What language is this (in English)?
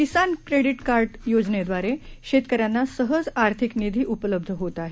Marathi